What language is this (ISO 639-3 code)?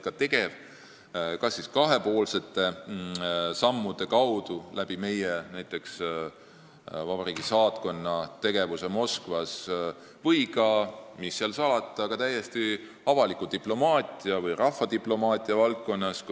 est